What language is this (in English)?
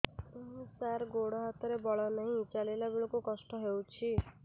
Odia